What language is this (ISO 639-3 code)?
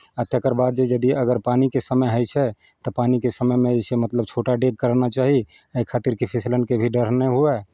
mai